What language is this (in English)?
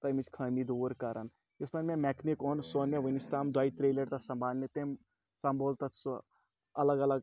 Kashmiri